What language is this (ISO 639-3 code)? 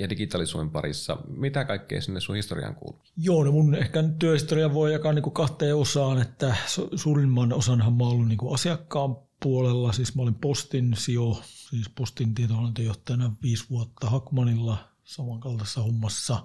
fin